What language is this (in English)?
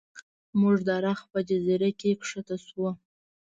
Pashto